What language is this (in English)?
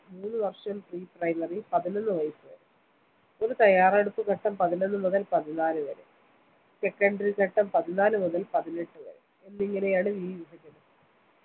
Malayalam